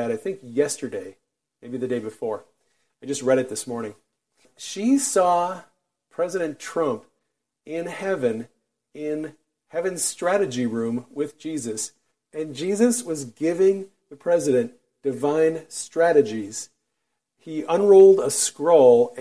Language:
English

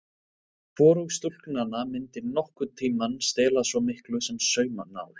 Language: Icelandic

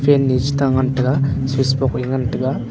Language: Wancho Naga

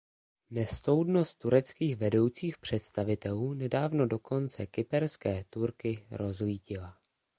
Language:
Czech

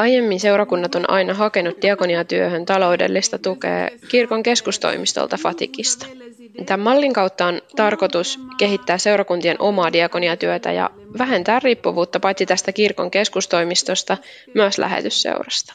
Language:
Finnish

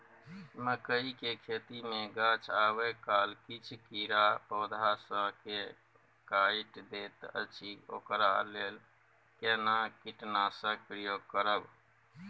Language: Maithili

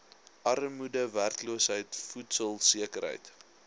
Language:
Afrikaans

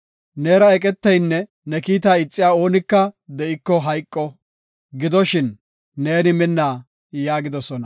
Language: Gofa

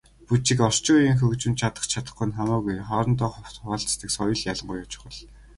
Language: Mongolian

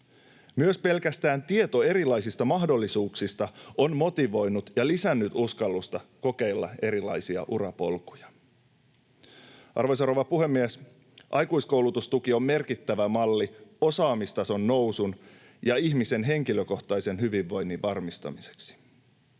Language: Finnish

